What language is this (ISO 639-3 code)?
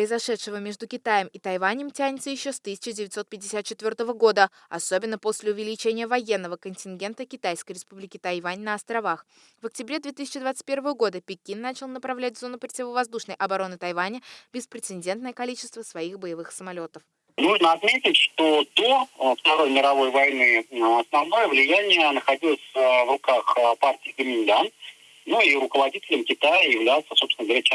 rus